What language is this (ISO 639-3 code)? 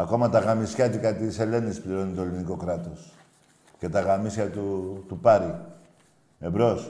ell